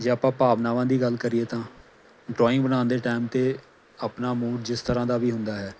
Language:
Punjabi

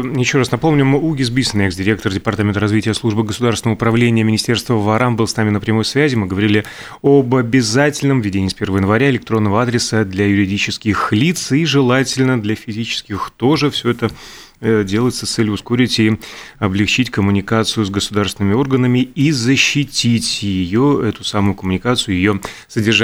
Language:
Russian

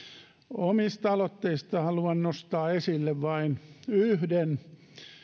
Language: Finnish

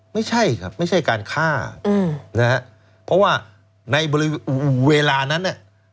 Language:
Thai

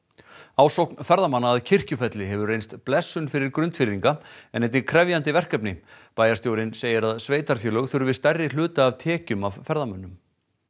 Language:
Icelandic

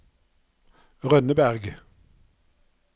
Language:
Norwegian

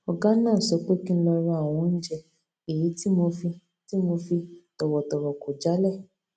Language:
Yoruba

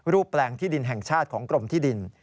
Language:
Thai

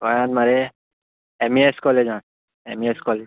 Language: Konkani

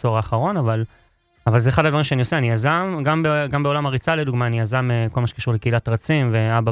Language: Hebrew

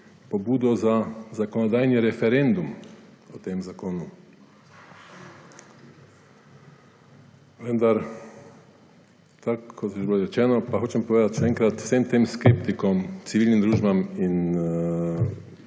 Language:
Slovenian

